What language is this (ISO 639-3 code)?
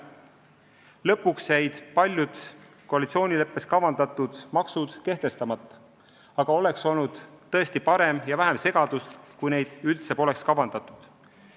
est